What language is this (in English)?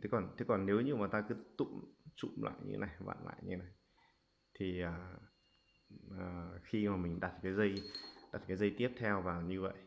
Vietnamese